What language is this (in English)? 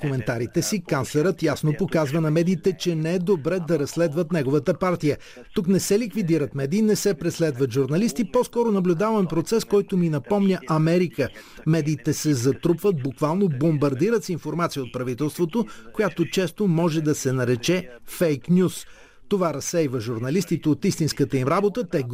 Bulgarian